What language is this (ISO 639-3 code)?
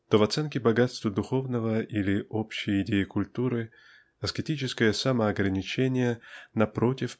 rus